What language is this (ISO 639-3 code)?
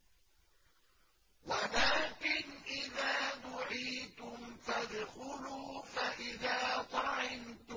ara